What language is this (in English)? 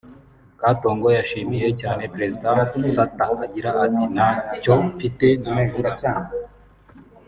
Kinyarwanda